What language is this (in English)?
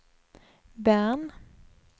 Swedish